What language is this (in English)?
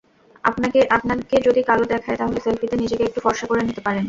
Bangla